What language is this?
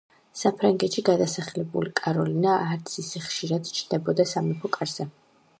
Georgian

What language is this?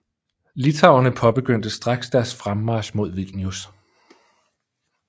Danish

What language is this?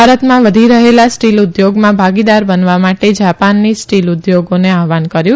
Gujarati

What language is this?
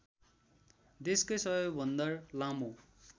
Nepali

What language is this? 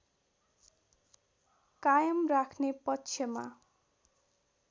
Nepali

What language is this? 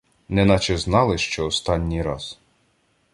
Ukrainian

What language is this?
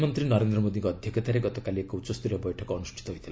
Odia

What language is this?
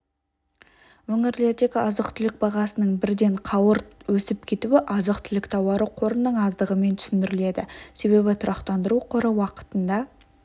Kazakh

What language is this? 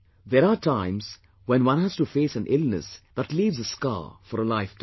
English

